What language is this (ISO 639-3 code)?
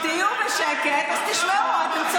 heb